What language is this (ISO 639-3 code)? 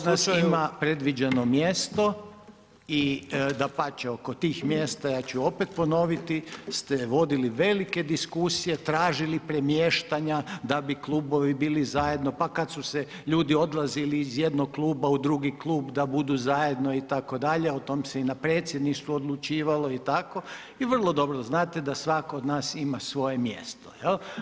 hrv